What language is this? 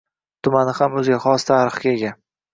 Uzbek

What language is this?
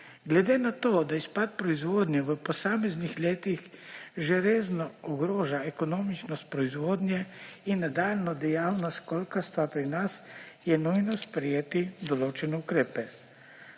Slovenian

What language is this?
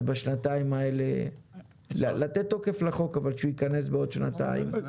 Hebrew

